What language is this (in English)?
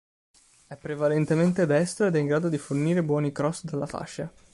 Italian